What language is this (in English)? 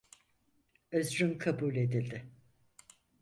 Turkish